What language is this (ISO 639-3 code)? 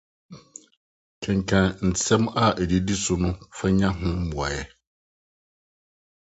aka